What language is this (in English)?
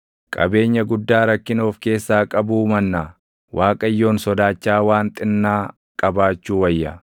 Oromo